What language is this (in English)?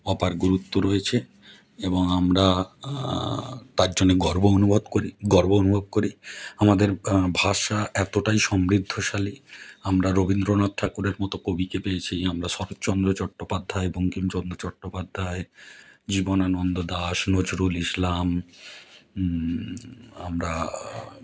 Bangla